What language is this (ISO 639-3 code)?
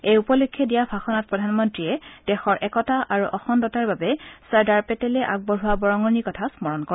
asm